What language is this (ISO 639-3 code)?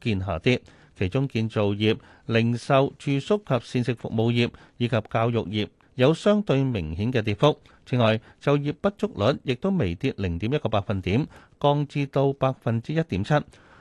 zho